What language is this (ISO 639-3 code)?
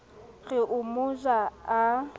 sot